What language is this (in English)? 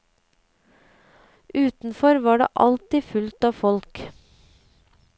Norwegian